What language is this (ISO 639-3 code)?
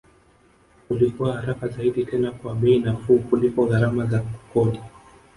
swa